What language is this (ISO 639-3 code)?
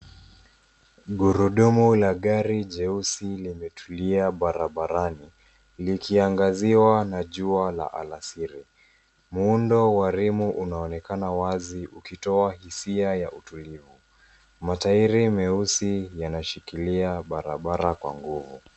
swa